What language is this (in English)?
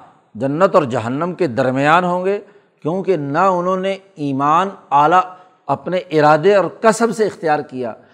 Urdu